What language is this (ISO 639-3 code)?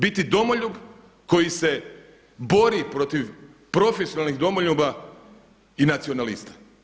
hrv